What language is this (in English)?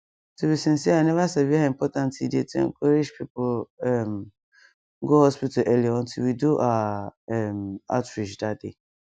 Nigerian Pidgin